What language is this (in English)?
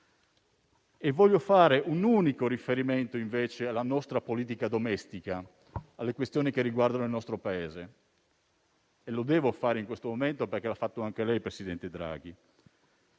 Italian